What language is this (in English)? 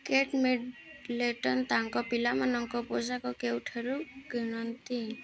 Odia